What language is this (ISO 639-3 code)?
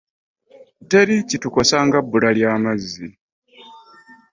lug